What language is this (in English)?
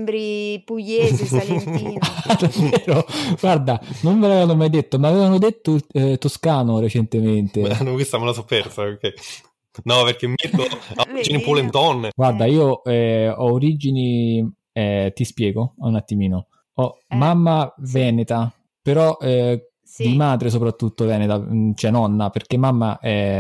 Italian